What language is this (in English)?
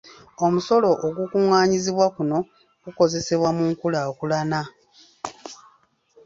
Ganda